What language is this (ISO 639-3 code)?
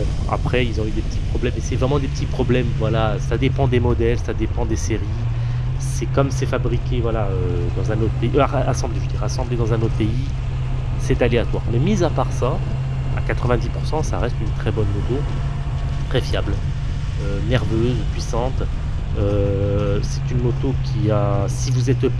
fra